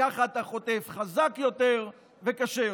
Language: Hebrew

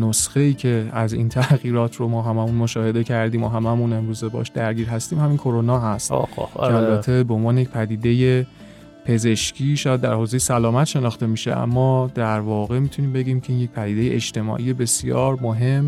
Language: Persian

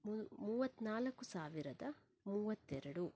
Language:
Kannada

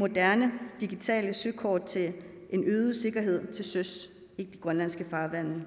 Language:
Danish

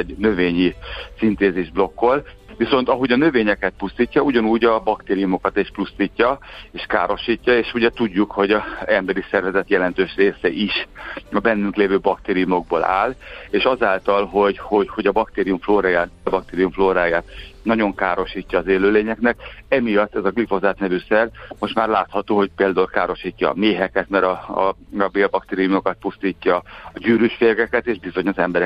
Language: Hungarian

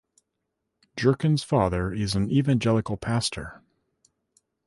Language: English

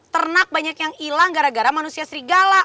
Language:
Indonesian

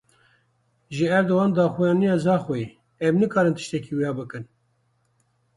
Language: Kurdish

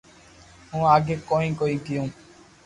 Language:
Loarki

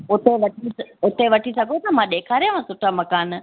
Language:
Sindhi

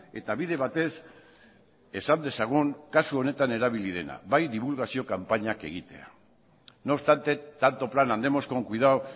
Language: Basque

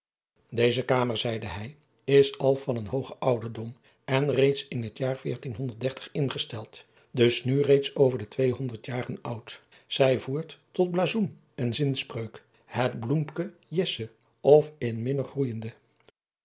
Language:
Dutch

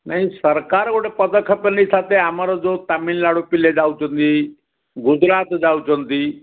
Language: Odia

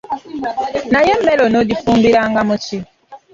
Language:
Ganda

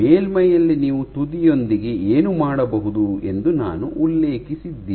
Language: Kannada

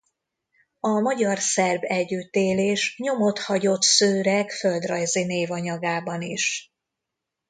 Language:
Hungarian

